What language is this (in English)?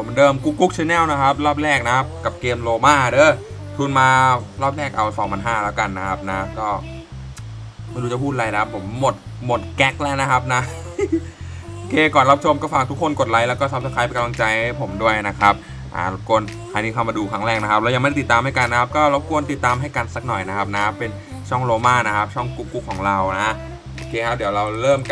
Thai